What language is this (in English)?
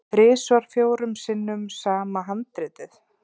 Icelandic